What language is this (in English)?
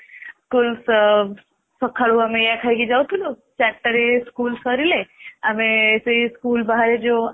Odia